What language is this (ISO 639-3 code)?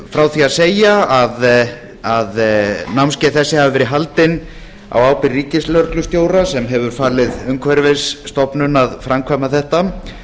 isl